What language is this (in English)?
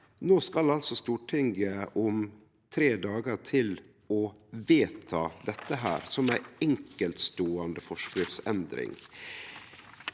Norwegian